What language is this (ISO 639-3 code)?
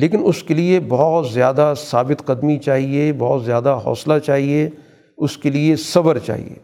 urd